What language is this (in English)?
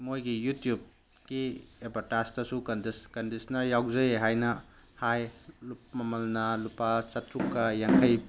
Manipuri